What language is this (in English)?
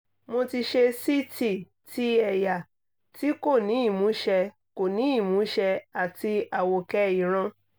Yoruba